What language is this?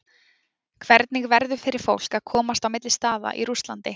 Icelandic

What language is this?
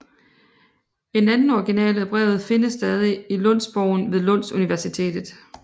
Danish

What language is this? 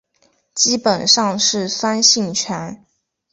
Chinese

